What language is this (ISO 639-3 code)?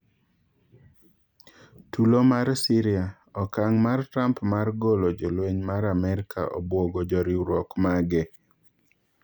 luo